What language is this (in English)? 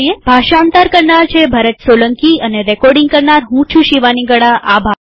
Gujarati